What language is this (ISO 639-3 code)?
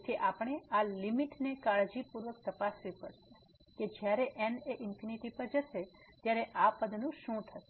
guj